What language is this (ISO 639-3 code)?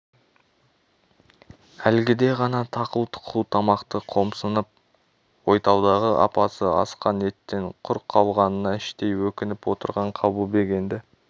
kaz